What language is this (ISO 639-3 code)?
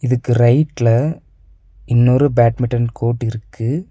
tam